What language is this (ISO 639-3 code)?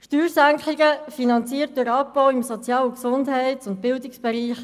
gsw